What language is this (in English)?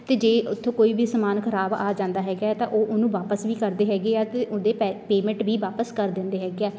Punjabi